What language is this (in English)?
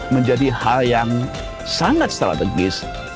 Indonesian